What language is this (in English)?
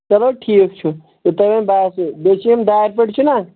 Kashmiri